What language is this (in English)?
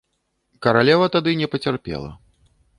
Belarusian